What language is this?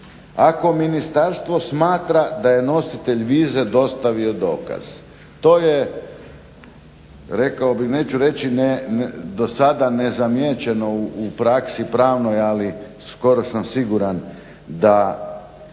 Croatian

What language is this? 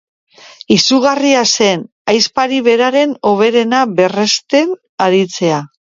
Basque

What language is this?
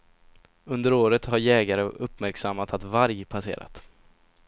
Swedish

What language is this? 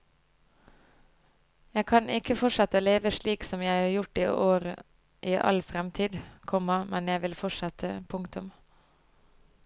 Norwegian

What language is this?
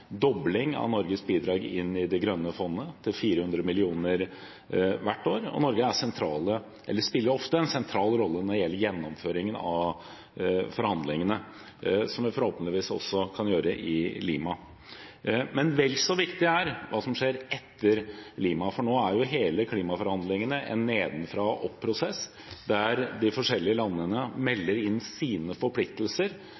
Norwegian Bokmål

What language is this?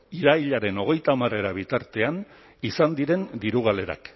Basque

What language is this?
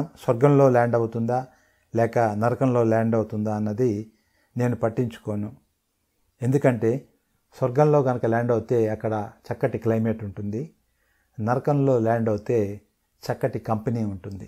Telugu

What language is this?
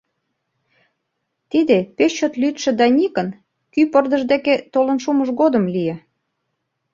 Mari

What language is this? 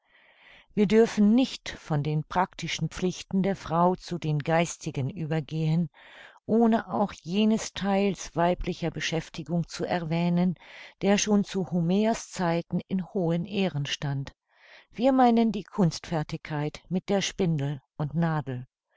German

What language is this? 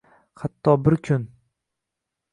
Uzbek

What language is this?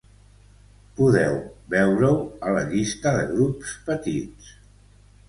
Catalan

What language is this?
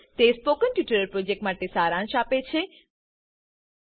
Gujarati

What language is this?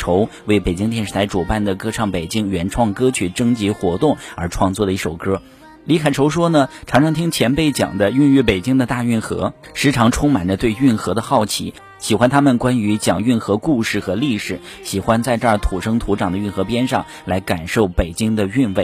Chinese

